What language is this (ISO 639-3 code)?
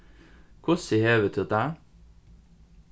fao